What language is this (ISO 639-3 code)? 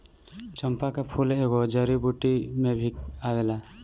bho